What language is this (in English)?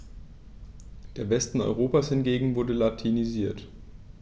German